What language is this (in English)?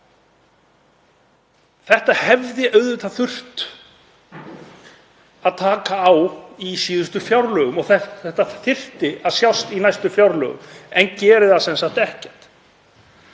Icelandic